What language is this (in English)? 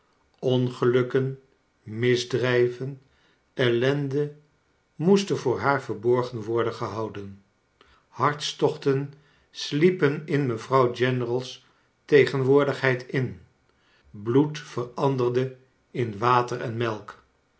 Dutch